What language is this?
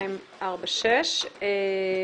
Hebrew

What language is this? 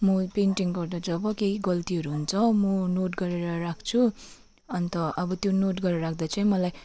Nepali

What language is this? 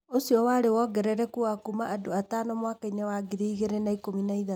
Kikuyu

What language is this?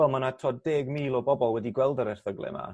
Welsh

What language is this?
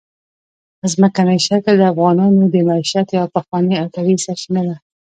Pashto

